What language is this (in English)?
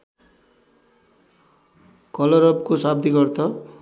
Nepali